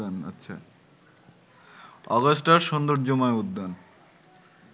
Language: Bangla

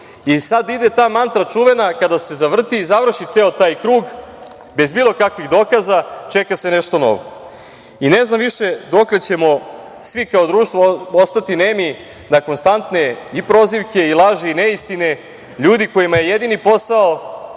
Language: Serbian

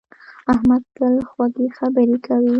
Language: Pashto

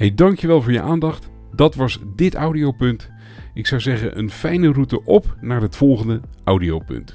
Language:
Dutch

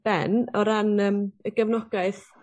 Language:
Welsh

